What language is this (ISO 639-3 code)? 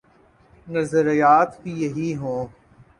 urd